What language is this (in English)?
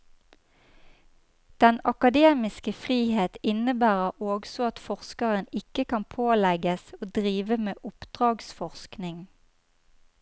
Norwegian